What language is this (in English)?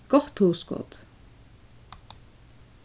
Faroese